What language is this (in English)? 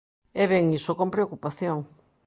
Galician